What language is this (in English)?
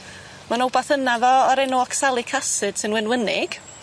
Welsh